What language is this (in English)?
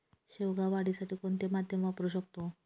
Marathi